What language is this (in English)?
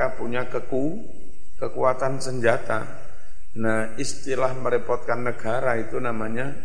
Indonesian